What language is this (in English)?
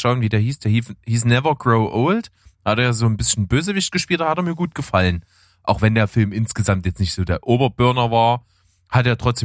German